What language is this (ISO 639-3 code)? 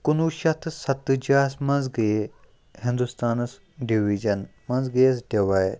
kas